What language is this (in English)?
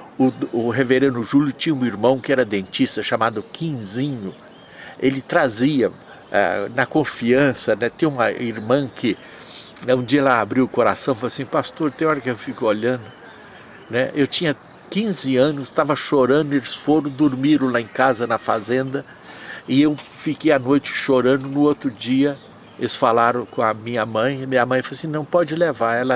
Portuguese